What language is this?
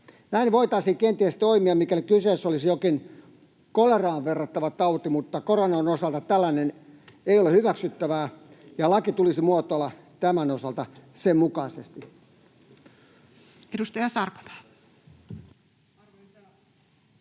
Finnish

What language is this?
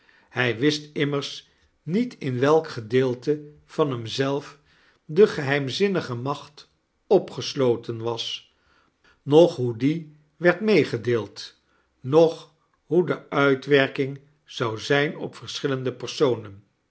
Dutch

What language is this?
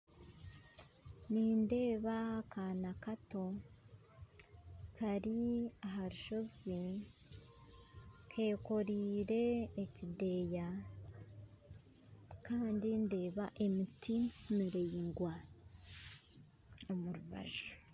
Nyankole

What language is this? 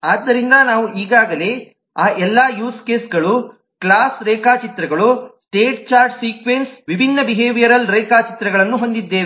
Kannada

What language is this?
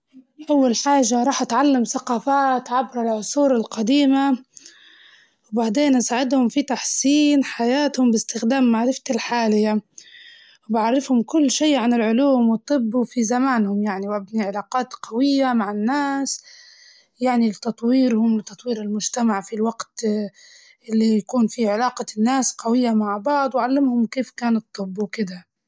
Libyan Arabic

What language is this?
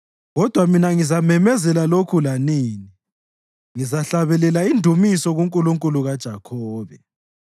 North Ndebele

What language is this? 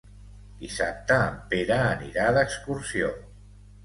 Catalan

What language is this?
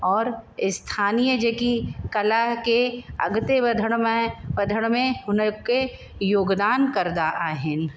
Sindhi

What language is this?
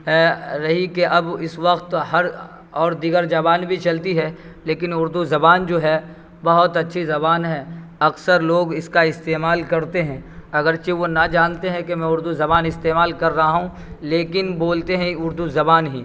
Urdu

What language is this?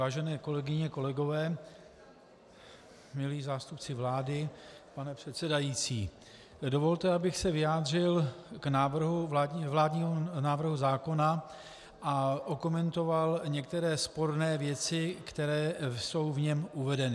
Czech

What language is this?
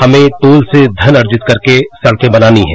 Hindi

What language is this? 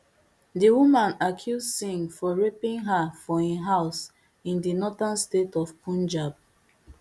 Nigerian Pidgin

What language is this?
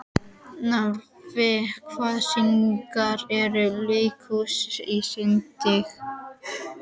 Icelandic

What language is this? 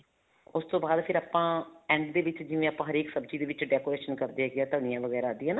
Punjabi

